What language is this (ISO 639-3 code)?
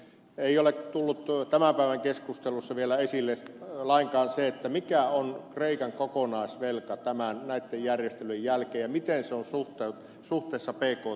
fin